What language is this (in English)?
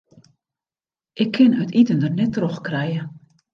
Western Frisian